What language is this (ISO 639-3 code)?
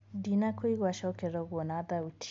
kik